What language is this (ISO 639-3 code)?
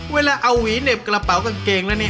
tha